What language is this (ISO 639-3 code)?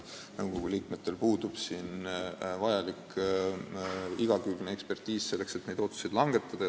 est